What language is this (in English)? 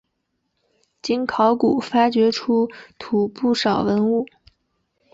Chinese